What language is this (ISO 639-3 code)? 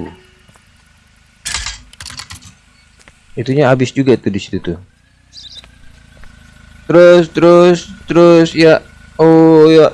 ind